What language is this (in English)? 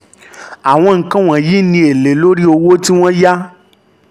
Yoruba